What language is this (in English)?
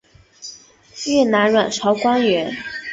Chinese